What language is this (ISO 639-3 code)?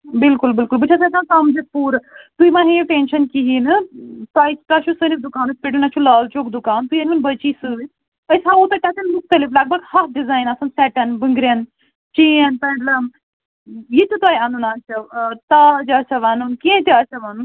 kas